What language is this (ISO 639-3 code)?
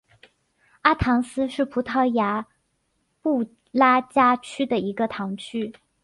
zho